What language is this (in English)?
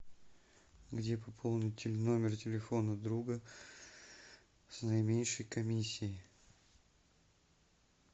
Russian